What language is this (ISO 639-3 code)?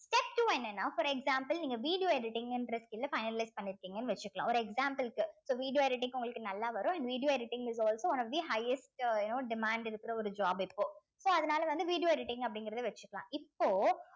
tam